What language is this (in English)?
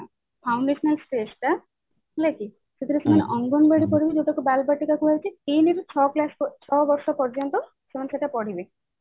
Odia